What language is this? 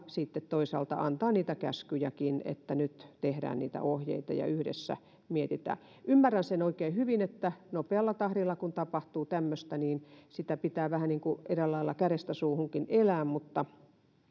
Finnish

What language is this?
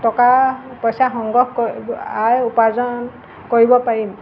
Assamese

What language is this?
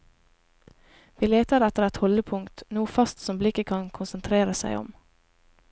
Norwegian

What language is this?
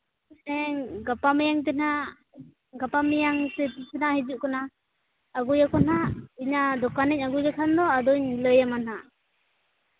Santali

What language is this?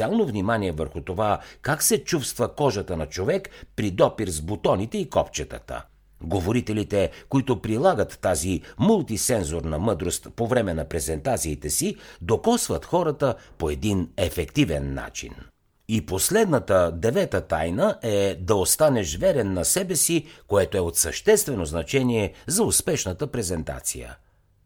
Bulgarian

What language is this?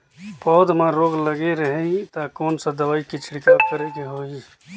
Chhattisgarhi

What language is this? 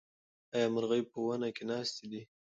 Pashto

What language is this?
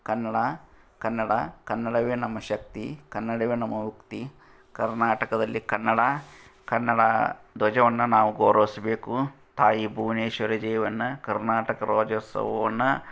Kannada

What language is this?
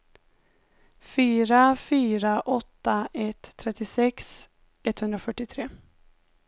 Swedish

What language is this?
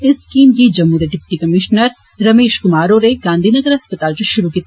Dogri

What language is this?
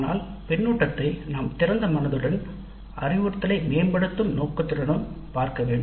Tamil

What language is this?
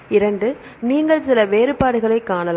Tamil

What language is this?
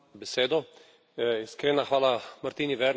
Slovenian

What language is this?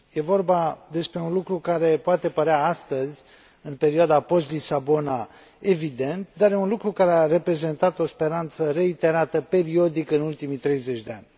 Romanian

